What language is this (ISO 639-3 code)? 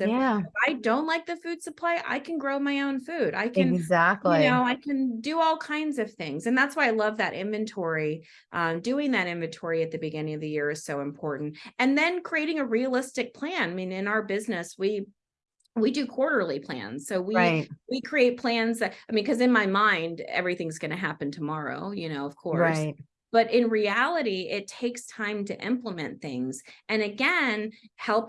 eng